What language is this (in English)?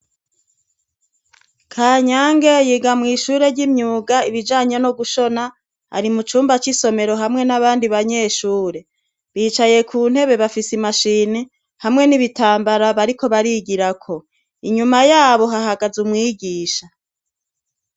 Rundi